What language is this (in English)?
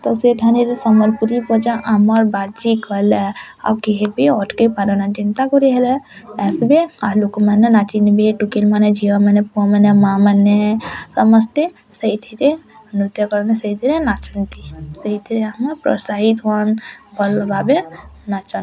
Odia